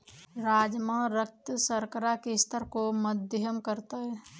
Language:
Hindi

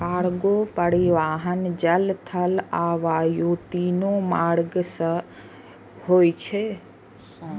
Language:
Maithili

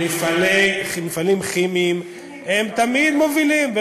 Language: Hebrew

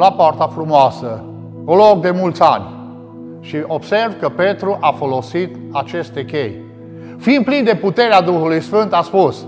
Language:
Romanian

